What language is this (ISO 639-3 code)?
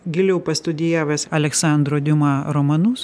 lit